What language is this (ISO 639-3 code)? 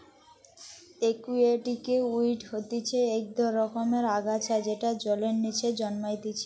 ben